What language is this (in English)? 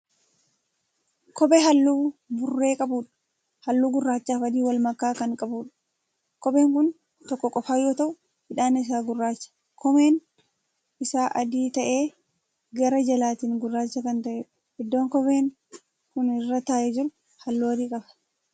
Oromo